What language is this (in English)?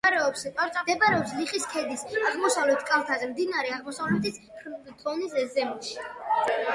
Georgian